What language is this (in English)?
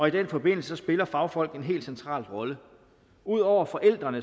Danish